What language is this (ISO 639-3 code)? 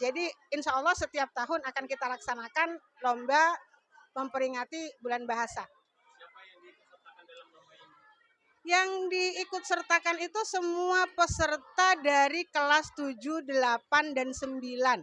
ind